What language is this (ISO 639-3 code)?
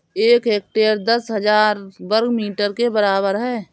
hin